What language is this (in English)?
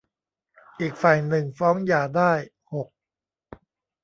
Thai